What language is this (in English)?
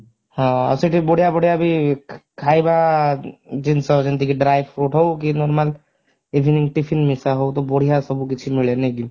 Odia